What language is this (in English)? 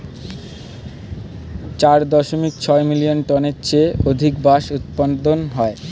Bangla